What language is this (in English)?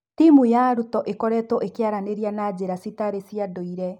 Kikuyu